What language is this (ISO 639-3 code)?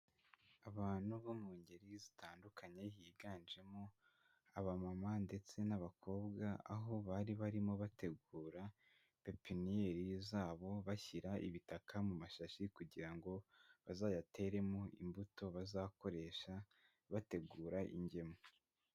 kin